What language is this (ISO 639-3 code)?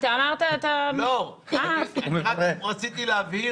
heb